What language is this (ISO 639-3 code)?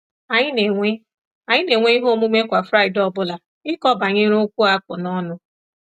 ibo